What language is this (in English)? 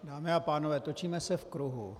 Czech